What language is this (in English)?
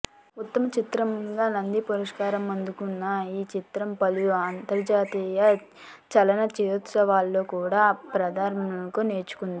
Telugu